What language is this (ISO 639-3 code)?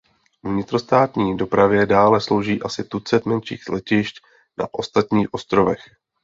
ces